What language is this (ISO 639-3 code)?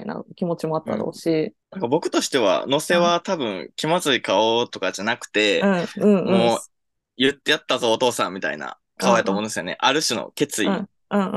jpn